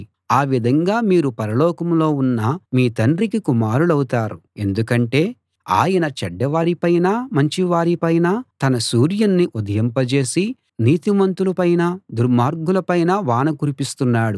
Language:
Telugu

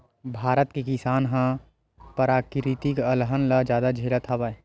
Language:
Chhattisgarhi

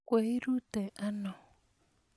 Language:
Kalenjin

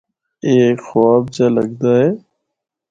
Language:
Northern Hindko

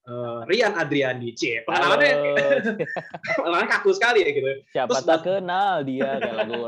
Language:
Indonesian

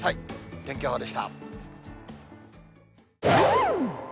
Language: Japanese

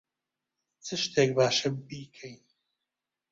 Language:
Central Kurdish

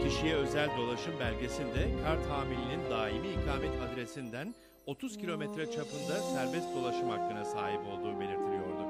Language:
Turkish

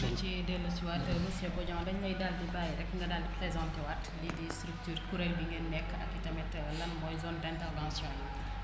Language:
Wolof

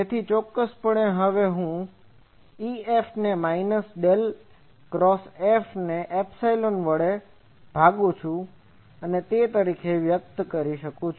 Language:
Gujarati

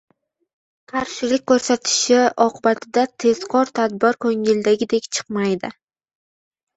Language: Uzbek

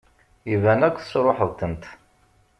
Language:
Kabyle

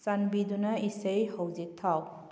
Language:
Manipuri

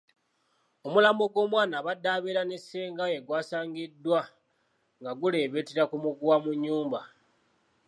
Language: Ganda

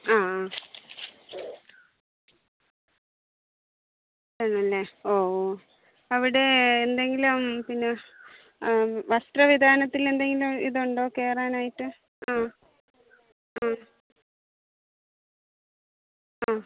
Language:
Malayalam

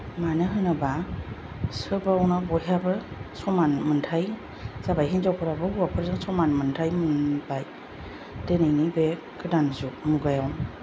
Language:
Bodo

